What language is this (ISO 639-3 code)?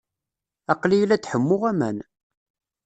kab